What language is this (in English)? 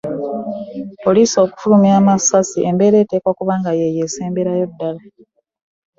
Ganda